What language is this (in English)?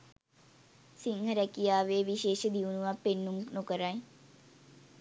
Sinhala